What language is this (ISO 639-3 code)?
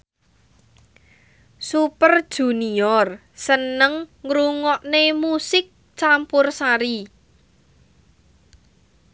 jav